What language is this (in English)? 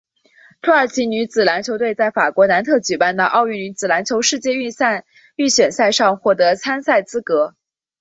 Chinese